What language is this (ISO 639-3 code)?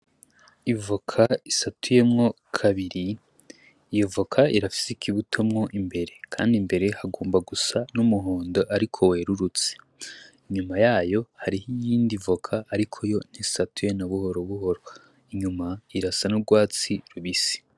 run